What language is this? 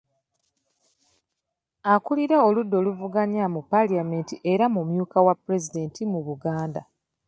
Ganda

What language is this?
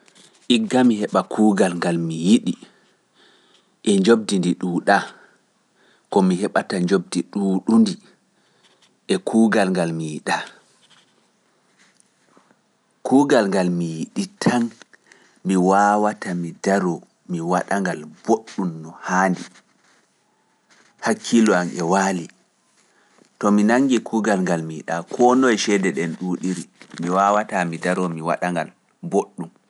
Pular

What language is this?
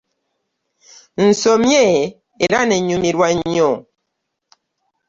Ganda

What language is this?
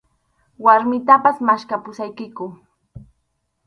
Arequipa-La Unión Quechua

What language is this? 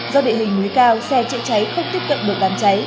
Vietnamese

